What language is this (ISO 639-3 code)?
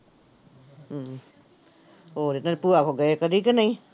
pan